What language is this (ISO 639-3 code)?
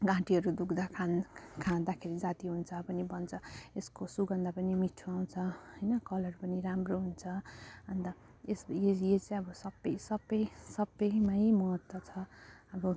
nep